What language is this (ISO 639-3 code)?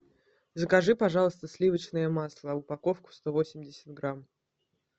rus